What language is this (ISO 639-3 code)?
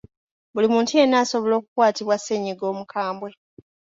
lug